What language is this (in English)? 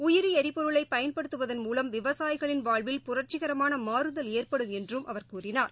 Tamil